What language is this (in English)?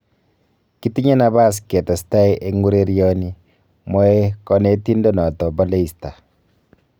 Kalenjin